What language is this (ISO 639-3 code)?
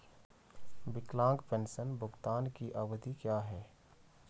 hin